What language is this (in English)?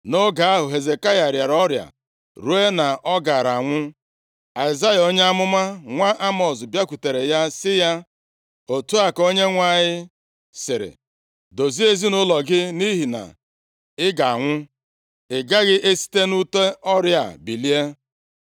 Igbo